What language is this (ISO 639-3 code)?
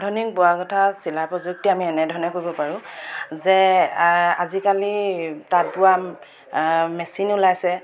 asm